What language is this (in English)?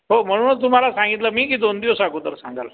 Marathi